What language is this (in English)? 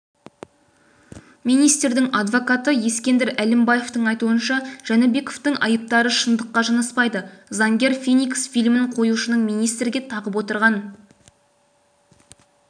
Kazakh